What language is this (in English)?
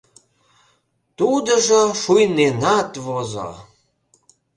Mari